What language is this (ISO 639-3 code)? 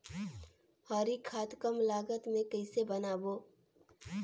hne